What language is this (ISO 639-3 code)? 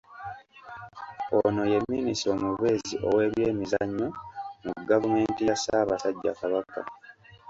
lug